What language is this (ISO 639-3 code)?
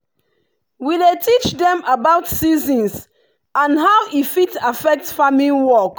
pcm